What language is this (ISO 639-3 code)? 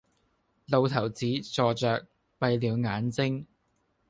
yue